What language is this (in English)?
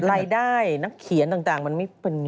Thai